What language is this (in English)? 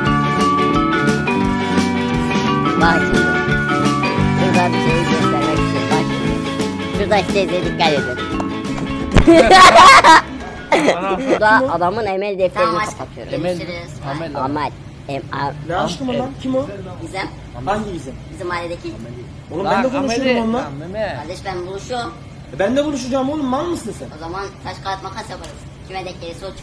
Turkish